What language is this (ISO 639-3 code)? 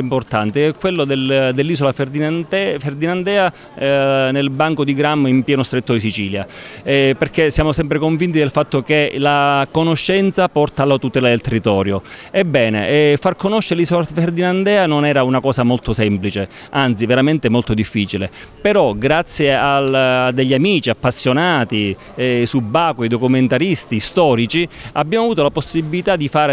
ita